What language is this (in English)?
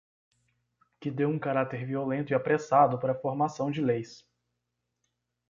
Portuguese